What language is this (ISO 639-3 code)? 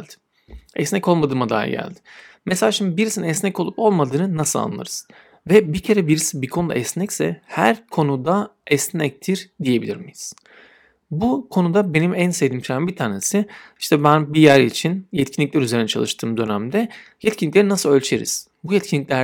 tur